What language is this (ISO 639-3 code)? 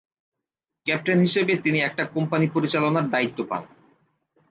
ben